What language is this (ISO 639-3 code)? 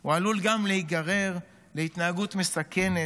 heb